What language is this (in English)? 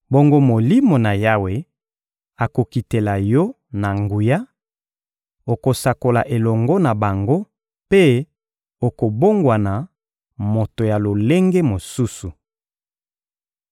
Lingala